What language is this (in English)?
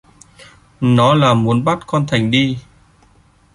Vietnamese